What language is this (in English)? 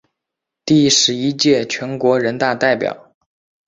Chinese